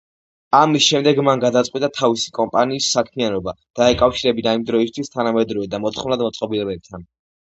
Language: Georgian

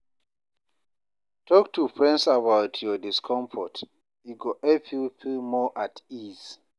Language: Nigerian Pidgin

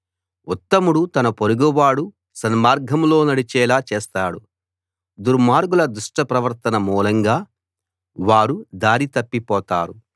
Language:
Telugu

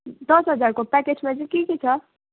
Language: Nepali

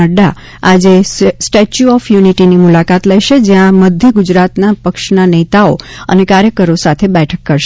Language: Gujarati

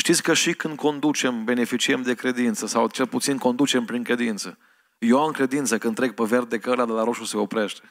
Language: Romanian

